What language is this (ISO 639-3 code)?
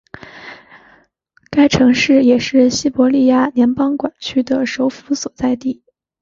zho